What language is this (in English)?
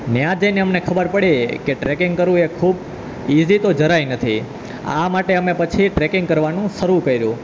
Gujarati